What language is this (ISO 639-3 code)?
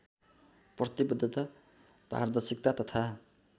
nep